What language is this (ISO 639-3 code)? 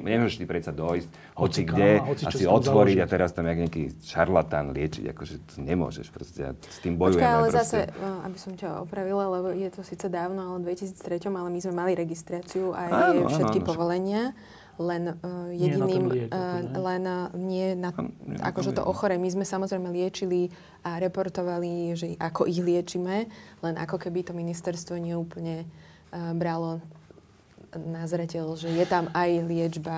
slk